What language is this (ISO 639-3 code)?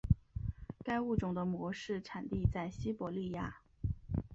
zho